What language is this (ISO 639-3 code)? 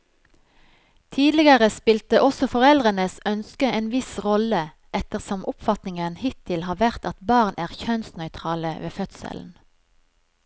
nor